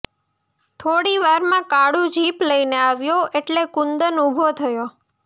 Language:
Gujarati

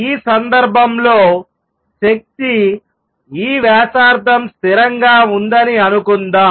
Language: Telugu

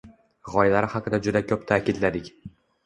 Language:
Uzbek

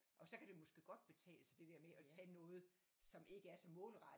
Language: Danish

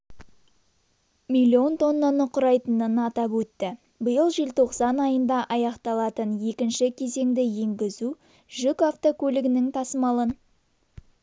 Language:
Kazakh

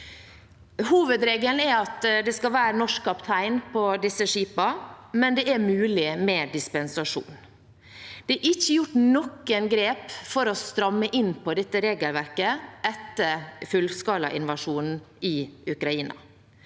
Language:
Norwegian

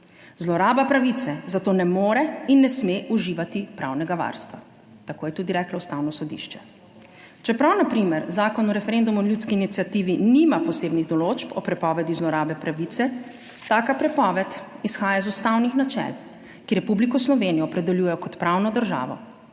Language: Slovenian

